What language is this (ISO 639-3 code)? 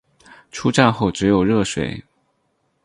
zho